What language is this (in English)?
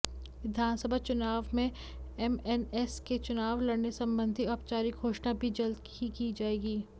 Hindi